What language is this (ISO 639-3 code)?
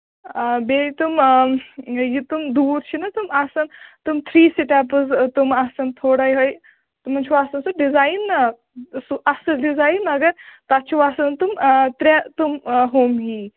kas